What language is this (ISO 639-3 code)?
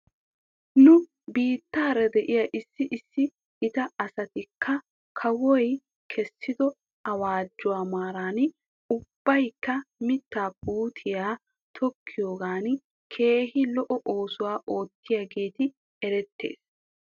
wal